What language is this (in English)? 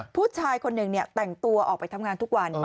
Thai